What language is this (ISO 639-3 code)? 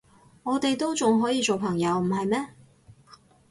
yue